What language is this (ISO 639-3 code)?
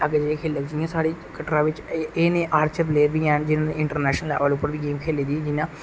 doi